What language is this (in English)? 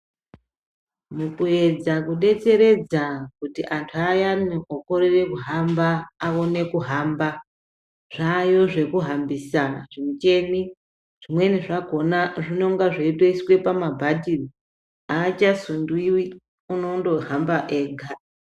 Ndau